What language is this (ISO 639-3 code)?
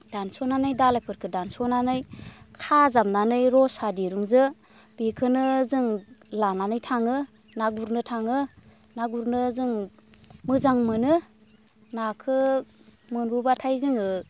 brx